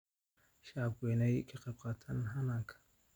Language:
Somali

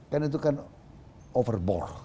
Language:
Indonesian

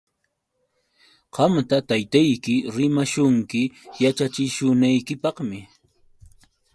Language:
Yauyos Quechua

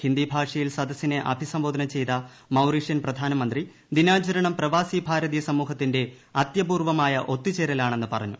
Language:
Malayalam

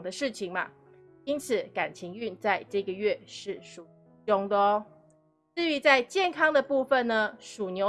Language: Chinese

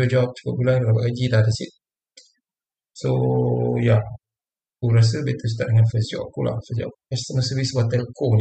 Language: Malay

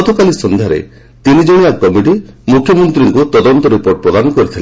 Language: Odia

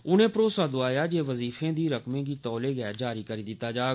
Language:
Dogri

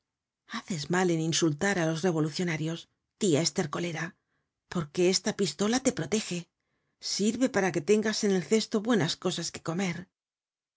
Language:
Spanish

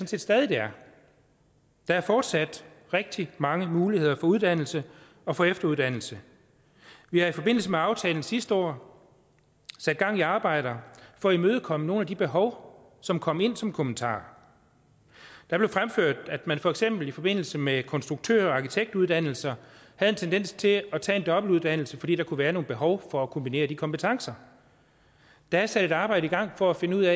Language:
Danish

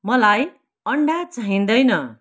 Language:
Nepali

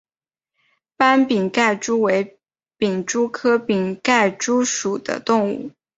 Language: Chinese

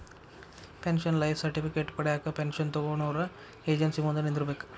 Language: Kannada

